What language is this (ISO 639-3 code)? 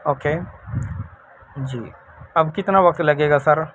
urd